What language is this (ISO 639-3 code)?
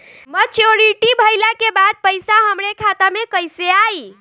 bho